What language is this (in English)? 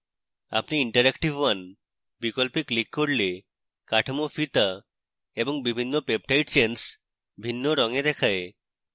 Bangla